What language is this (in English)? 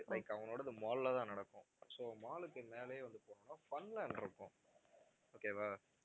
Tamil